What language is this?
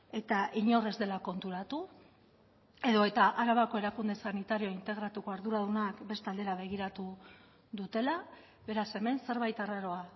Basque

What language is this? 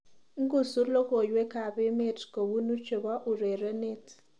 Kalenjin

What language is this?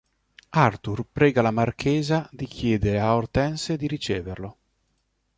Italian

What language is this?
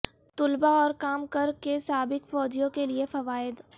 Urdu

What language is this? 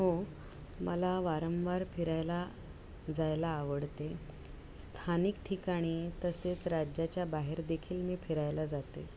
Marathi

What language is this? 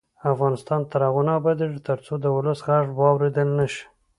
Pashto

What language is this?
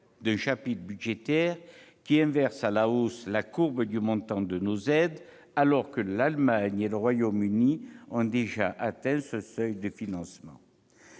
French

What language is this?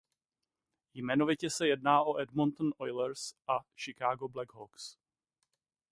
Czech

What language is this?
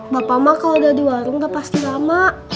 Indonesian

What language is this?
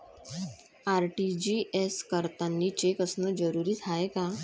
Marathi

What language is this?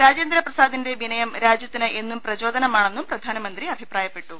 Malayalam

